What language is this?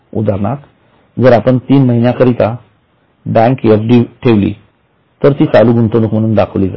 Marathi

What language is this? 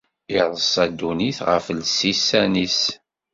Kabyle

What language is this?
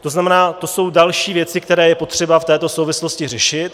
Czech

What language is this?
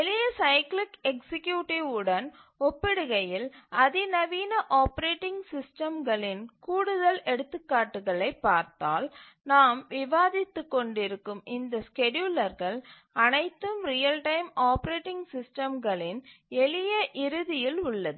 Tamil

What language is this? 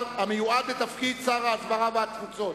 Hebrew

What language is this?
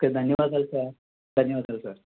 Telugu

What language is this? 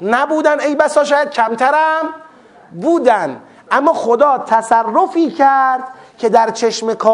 Persian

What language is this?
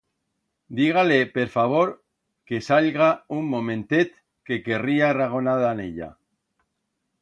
Aragonese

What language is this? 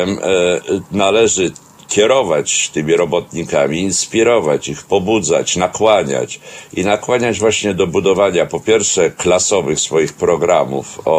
Polish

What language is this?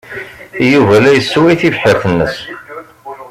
Kabyle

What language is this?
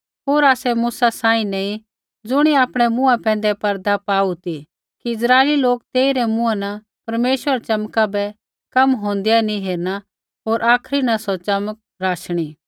Kullu Pahari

